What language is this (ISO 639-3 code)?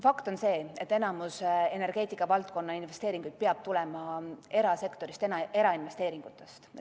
est